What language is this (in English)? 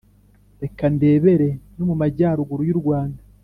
Kinyarwanda